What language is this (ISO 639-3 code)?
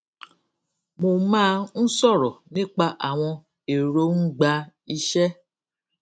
yor